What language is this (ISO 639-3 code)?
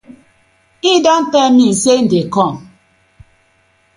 pcm